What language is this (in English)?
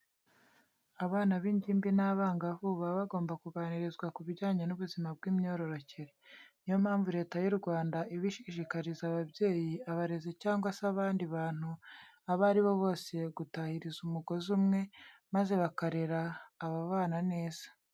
Kinyarwanda